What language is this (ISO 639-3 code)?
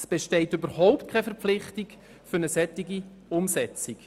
gsw